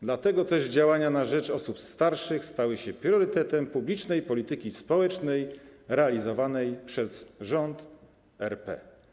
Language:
Polish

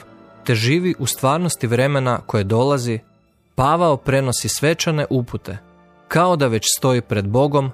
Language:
Croatian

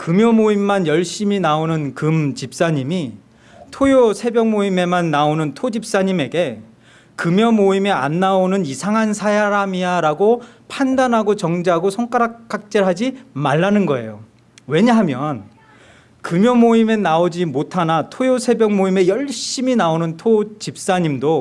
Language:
Korean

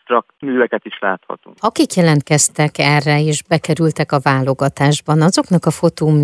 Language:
Hungarian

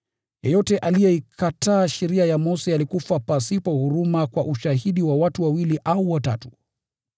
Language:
Swahili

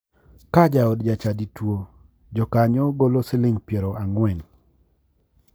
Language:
Luo (Kenya and Tanzania)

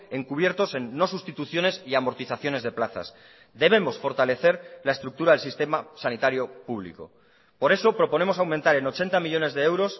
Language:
Spanish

